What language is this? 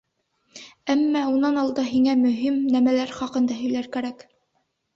Bashkir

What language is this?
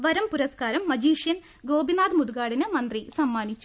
Malayalam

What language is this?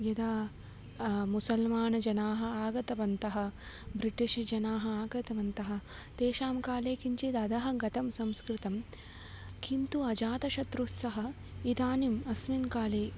Sanskrit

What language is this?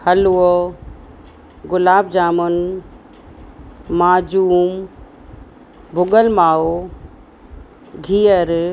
Sindhi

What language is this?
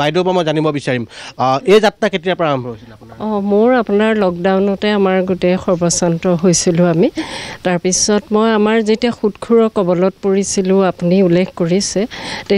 Bangla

